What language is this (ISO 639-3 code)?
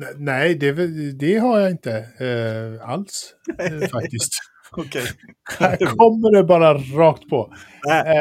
swe